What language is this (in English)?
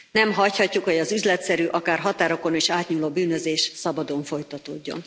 Hungarian